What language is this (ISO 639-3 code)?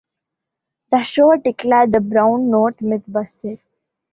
eng